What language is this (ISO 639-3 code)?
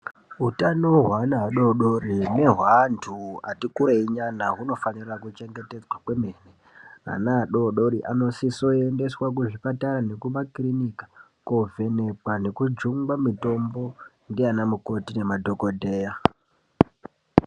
ndc